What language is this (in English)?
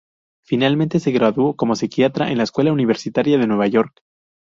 Spanish